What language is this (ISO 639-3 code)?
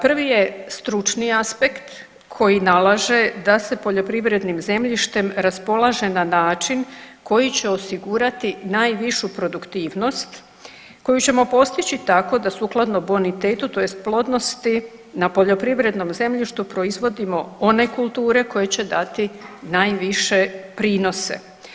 hrv